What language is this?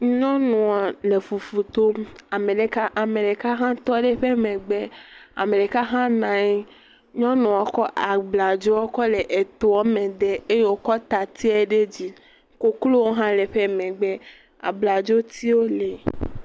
Ewe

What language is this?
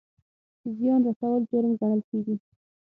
Pashto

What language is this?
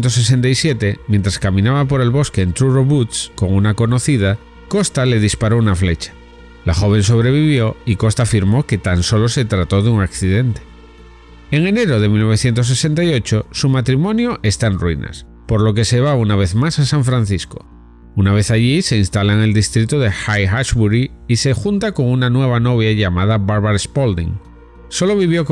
Spanish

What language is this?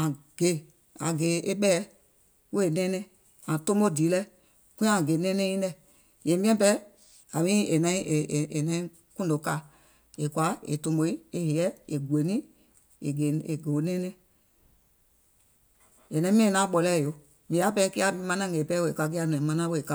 Gola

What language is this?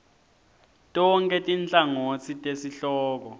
Swati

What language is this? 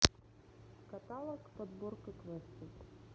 Russian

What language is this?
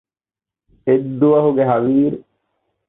Divehi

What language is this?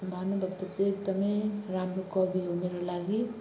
Nepali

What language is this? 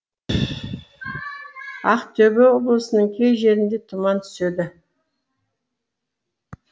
Kazakh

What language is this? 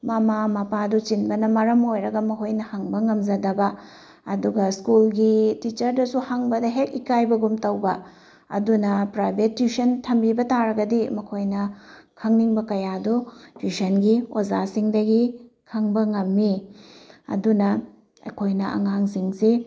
Manipuri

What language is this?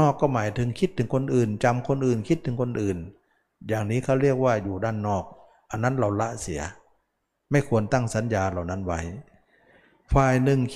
Thai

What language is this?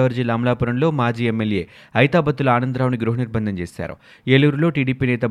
Telugu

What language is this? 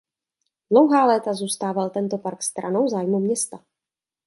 Czech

